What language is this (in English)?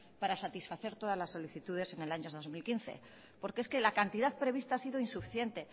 Spanish